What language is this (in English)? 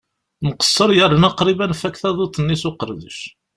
Kabyle